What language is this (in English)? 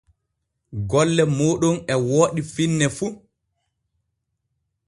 Borgu Fulfulde